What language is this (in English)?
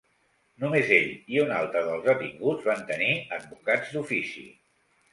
Catalan